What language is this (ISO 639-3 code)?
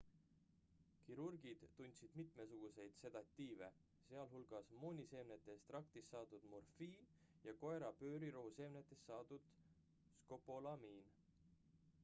est